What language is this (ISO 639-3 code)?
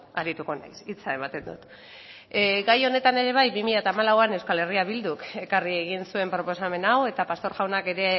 eus